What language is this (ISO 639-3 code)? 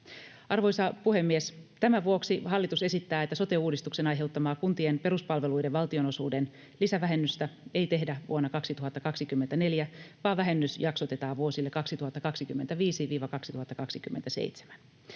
fin